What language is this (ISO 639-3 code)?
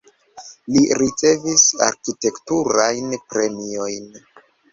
epo